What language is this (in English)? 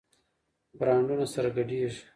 Pashto